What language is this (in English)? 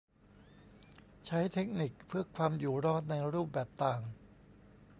Thai